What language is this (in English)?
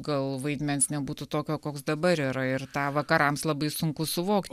Lithuanian